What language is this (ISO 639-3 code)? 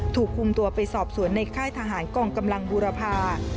tha